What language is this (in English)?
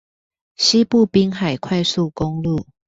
Chinese